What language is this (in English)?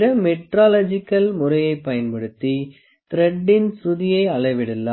Tamil